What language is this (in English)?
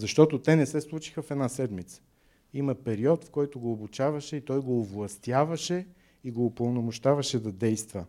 Bulgarian